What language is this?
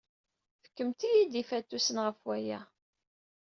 Kabyle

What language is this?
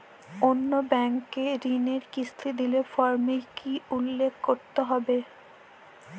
Bangla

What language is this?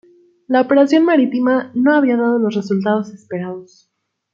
Spanish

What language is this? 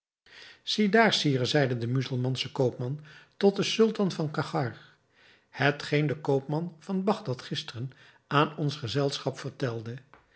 Dutch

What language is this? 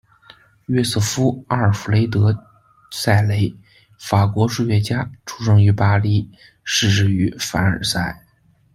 Chinese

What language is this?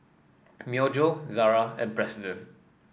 English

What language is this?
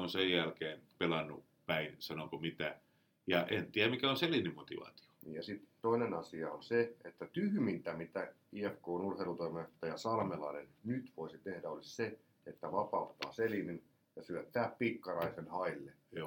Finnish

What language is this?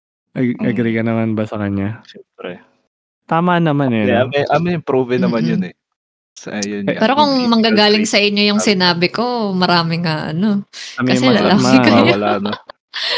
Filipino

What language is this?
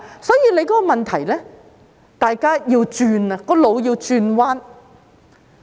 Cantonese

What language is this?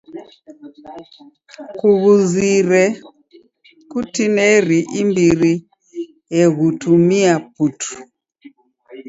Taita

